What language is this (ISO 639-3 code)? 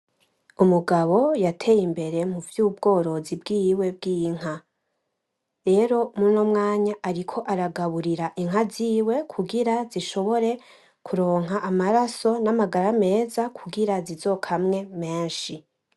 run